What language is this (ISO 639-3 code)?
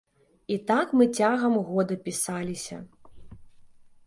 bel